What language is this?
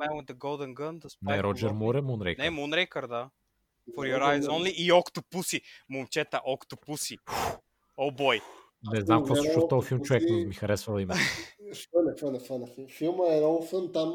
Bulgarian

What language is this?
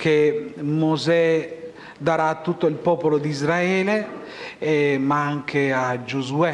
Italian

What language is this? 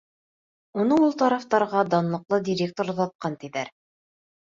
Bashkir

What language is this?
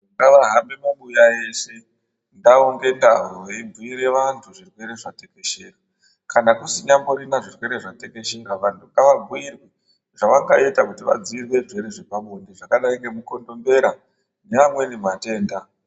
Ndau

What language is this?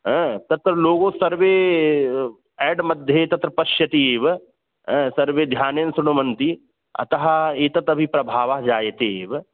Sanskrit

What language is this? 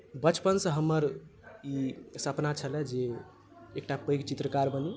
Maithili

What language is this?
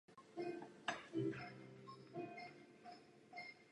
Czech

